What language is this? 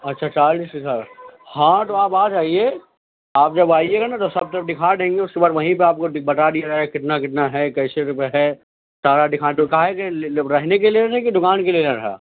Urdu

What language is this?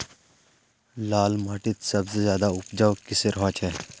Magahi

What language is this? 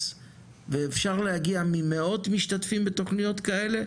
Hebrew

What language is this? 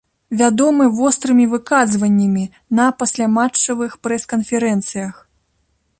Belarusian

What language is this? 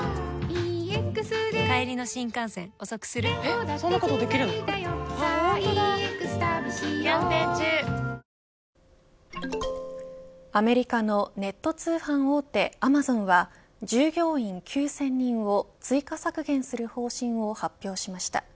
Japanese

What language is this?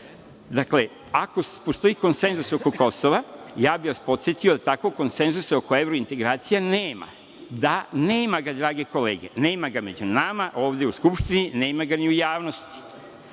Serbian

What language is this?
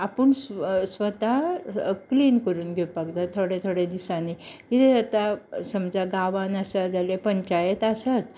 Konkani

